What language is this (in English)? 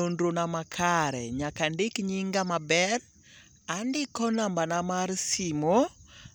Luo (Kenya and Tanzania)